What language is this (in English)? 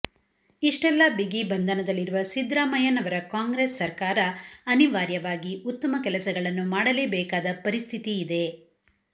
Kannada